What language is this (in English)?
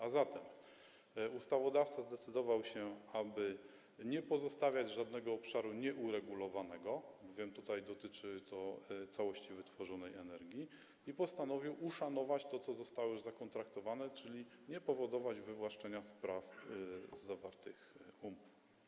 Polish